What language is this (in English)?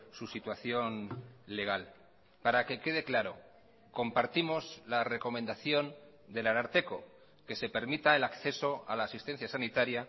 Spanish